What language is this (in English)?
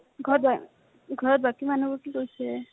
Assamese